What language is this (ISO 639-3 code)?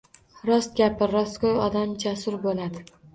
uzb